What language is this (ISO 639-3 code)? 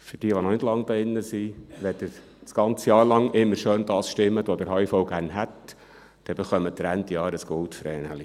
gsw